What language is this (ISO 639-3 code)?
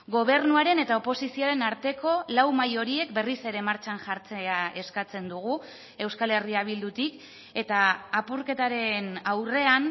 eus